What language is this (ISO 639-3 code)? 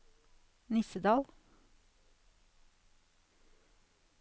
nor